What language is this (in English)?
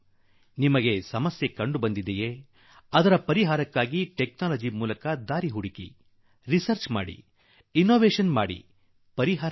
Kannada